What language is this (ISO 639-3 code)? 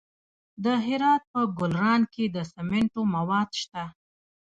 pus